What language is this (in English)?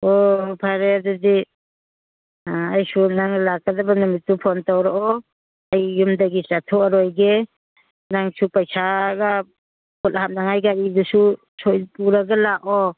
Manipuri